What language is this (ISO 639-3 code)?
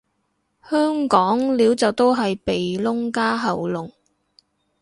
yue